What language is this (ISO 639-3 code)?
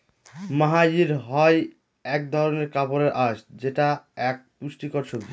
ben